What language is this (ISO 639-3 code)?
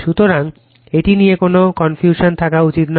ben